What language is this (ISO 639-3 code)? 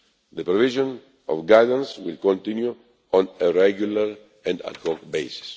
eng